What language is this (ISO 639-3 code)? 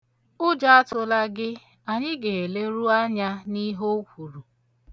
ibo